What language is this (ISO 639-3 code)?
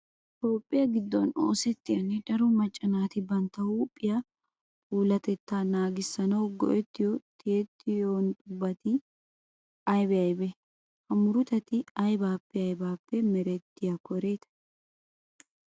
wal